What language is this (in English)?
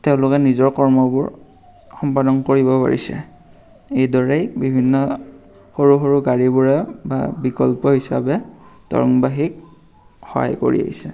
Assamese